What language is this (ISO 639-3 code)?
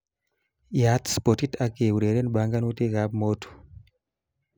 kln